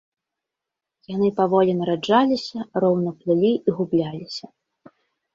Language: Belarusian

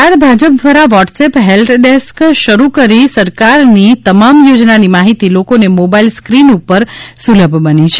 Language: Gujarati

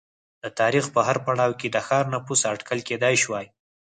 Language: Pashto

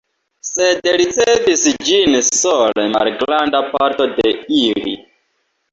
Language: Esperanto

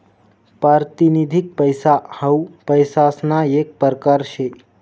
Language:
Marathi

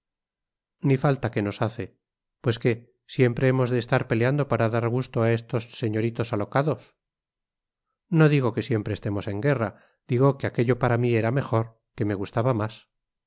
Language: Spanish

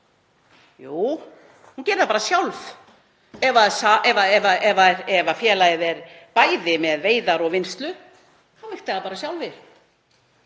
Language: Icelandic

